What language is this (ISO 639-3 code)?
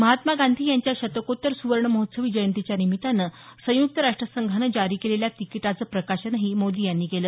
mar